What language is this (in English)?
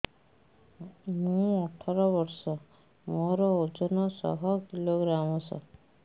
Odia